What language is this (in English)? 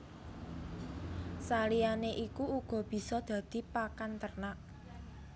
Javanese